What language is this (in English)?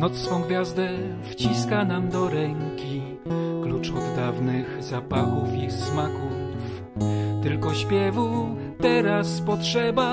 Polish